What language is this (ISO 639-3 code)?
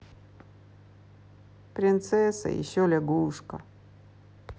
rus